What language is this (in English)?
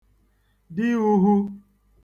Igbo